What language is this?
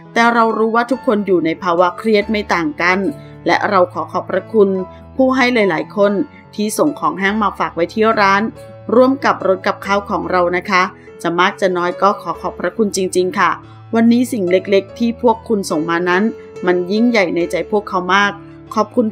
Thai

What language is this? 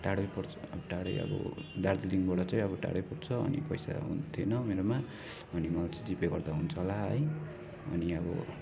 Nepali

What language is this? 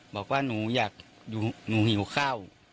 Thai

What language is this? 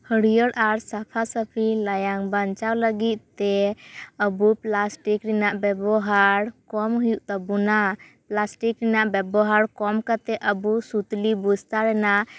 Santali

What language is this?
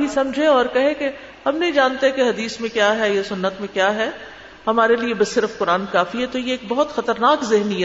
Urdu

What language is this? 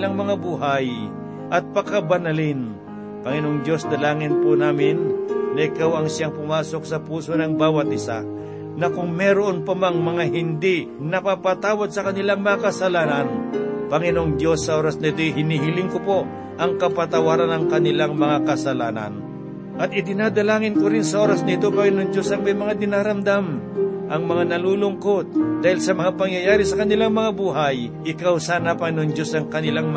Filipino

